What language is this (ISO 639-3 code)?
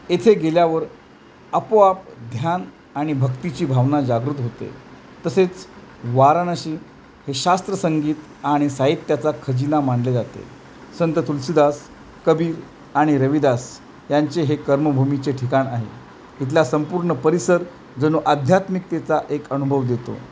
mar